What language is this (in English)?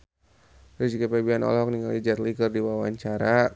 Sundanese